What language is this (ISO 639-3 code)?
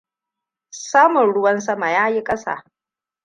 hau